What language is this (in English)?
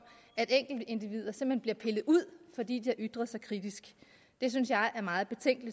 Danish